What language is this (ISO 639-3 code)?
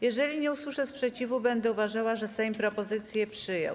pol